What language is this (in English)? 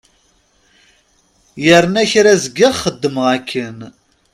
Kabyle